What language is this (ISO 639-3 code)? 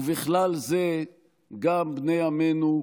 heb